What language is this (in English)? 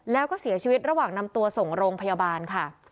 Thai